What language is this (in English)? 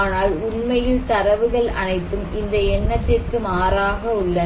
Tamil